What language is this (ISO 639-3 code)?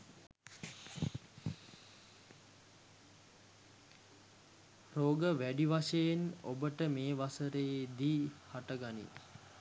sin